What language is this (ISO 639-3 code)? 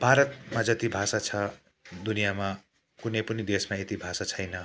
nep